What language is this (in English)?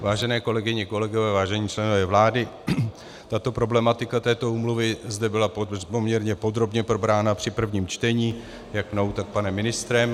Czech